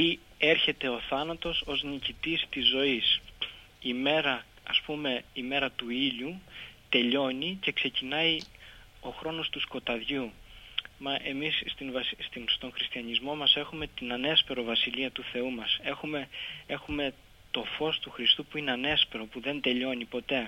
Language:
Greek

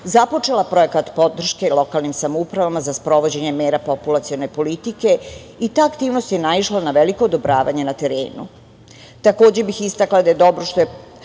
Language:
Serbian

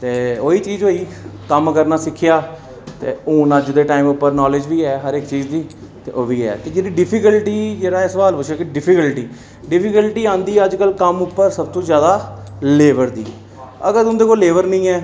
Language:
Dogri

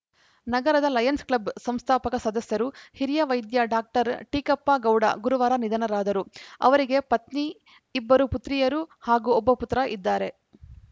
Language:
Kannada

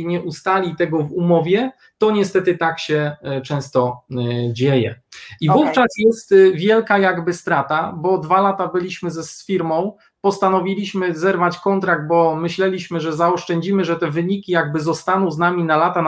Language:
Polish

